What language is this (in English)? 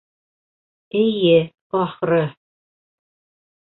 Bashkir